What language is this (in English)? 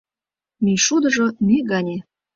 Mari